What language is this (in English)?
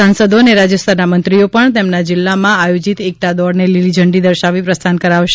Gujarati